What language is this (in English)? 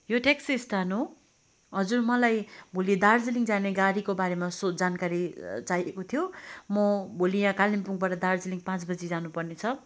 Nepali